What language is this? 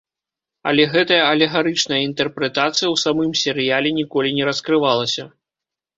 Belarusian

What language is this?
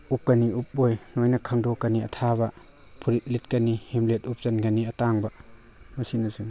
Manipuri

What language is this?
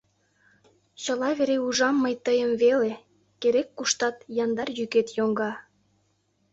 Mari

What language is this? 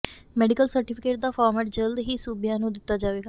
Punjabi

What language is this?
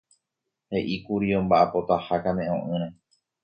Guarani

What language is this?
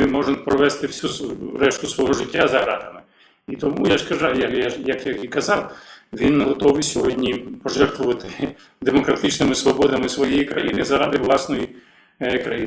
Ukrainian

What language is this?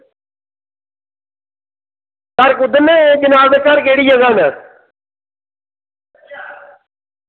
Dogri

